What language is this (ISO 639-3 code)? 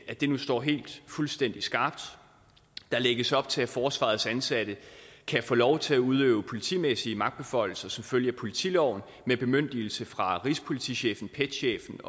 dan